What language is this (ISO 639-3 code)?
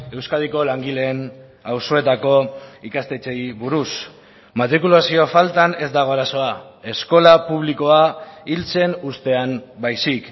eus